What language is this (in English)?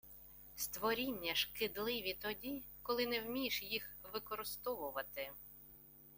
Ukrainian